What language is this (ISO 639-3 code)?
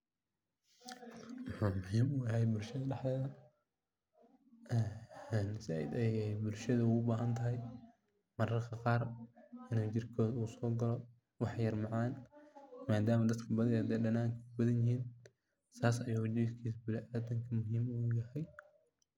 som